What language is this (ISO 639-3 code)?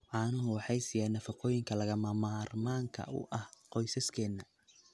som